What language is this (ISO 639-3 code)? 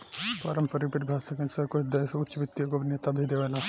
bho